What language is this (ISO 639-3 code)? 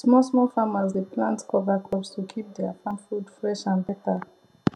pcm